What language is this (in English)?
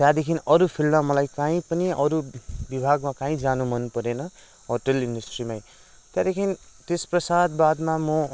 Nepali